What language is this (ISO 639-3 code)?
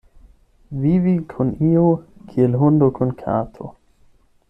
epo